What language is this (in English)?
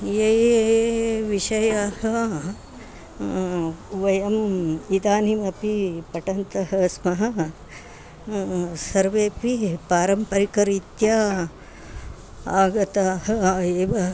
Sanskrit